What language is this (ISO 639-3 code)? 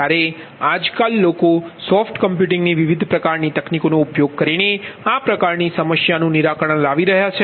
guj